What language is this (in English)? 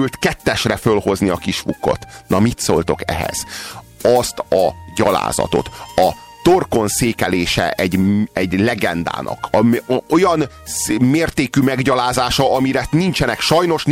Hungarian